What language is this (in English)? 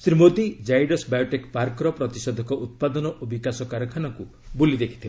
Odia